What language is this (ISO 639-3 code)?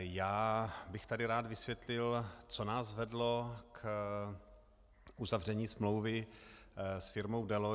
ces